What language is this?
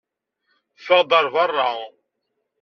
Kabyle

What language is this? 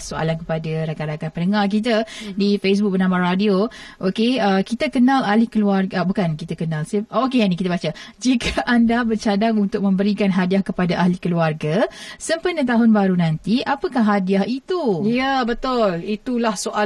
Malay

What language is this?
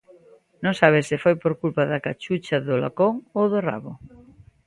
Galician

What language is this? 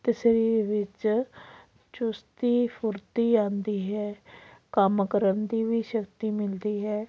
Punjabi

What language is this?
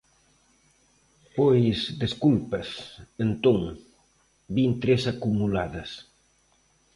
Galician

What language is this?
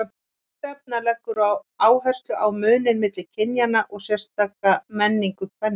Icelandic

